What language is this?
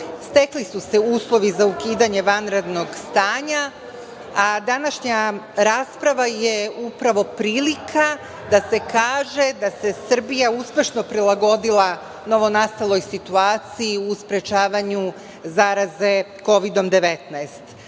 Serbian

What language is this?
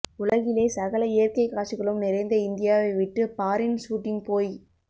Tamil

